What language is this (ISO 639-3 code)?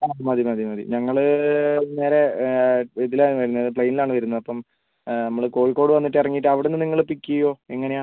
mal